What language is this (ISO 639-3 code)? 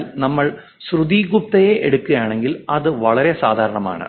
mal